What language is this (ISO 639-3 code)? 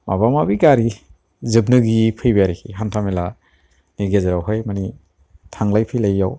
brx